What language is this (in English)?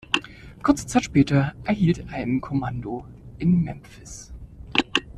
German